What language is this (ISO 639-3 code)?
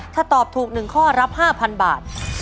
tha